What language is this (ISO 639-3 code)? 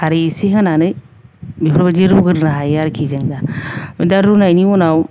brx